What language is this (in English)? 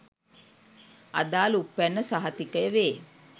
Sinhala